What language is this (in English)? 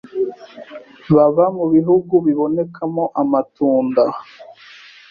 Kinyarwanda